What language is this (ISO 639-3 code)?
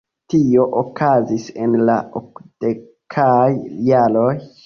epo